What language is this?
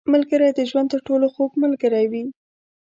Pashto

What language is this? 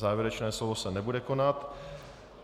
Czech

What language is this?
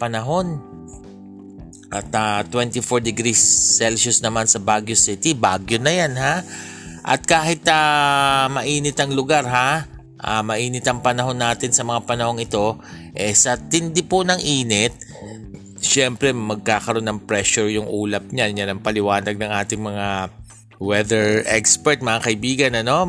Filipino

